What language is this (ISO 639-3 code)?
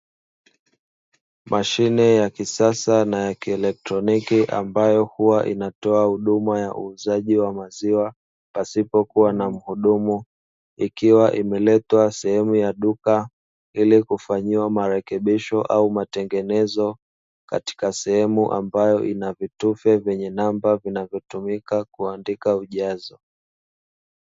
swa